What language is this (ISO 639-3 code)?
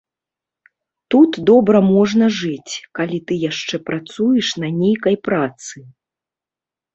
bel